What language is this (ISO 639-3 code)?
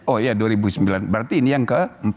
ind